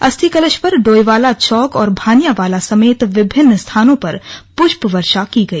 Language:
Hindi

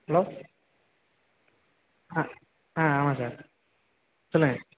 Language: Tamil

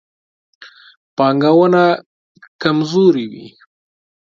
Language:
Pashto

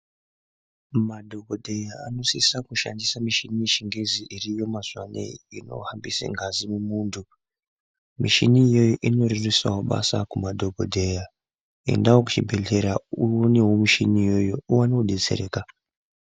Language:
Ndau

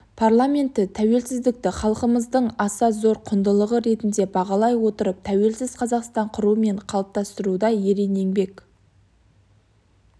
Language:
Kazakh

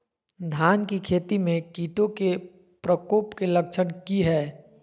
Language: Magahi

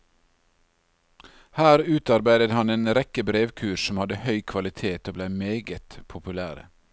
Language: Norwegian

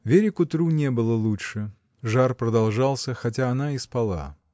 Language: Russian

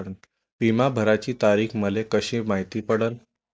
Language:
Marathi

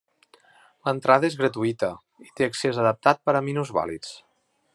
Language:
Catalan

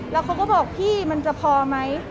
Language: Thai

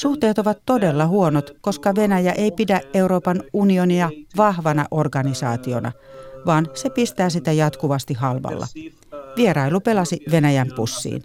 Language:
Finnish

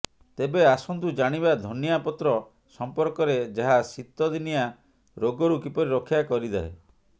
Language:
Odia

